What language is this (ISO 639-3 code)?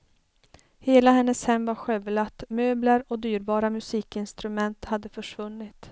swe